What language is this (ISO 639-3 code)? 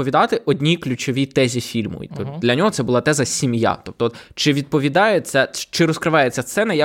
ukr